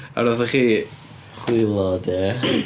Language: Welsh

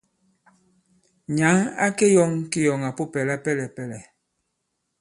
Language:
Bankon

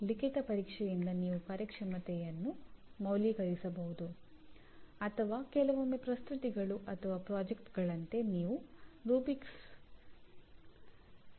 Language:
Kannada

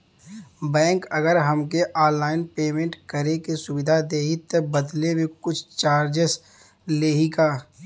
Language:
Bhojpuri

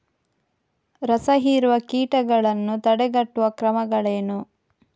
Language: Kannada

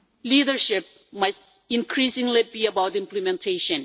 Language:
English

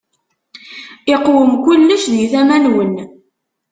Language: Kabyle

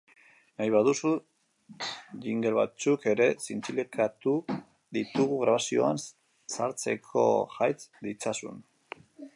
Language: Basque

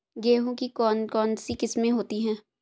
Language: Hindi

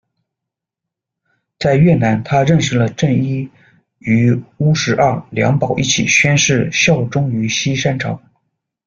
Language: Chinese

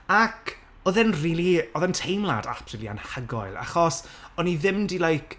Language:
Welsh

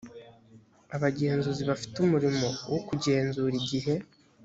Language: Kinyarwanda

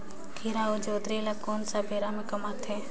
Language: Chhattisgarhi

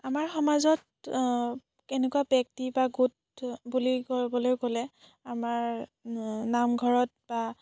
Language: Assamese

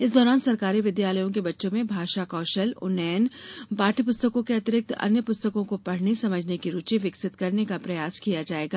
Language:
Hindi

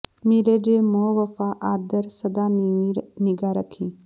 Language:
Punjabi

